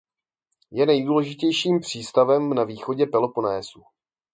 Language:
Czech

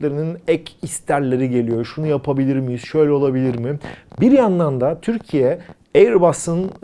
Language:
Turkish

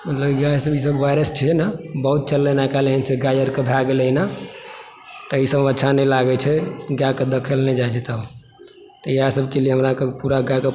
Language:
Maithili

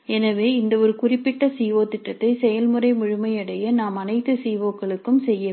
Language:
Tamil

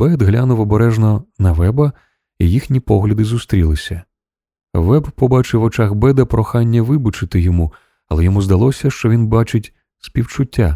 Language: Ukrainian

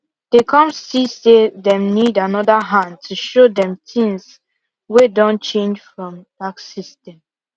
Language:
Nigerian Pidgin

